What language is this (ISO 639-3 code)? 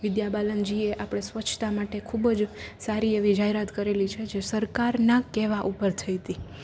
guj